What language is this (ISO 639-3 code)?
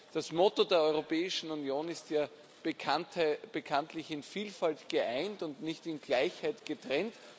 deu